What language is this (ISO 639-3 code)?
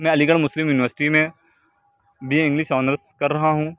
urd